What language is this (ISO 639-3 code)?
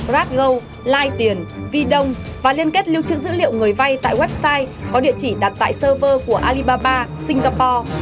vie